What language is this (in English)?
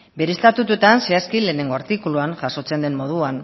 Basque